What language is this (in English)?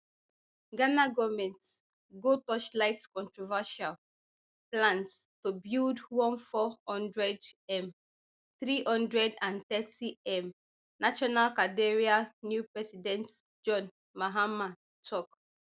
Nigerian Pidgin